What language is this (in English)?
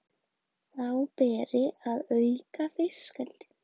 Icelandic